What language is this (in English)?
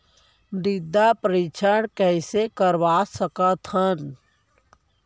Chhattisgarhi